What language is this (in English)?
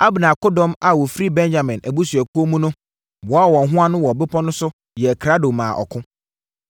Akan